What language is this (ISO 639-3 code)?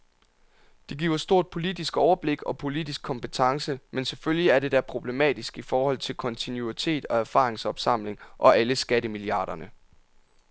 dan